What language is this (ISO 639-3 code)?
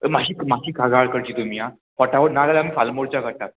kok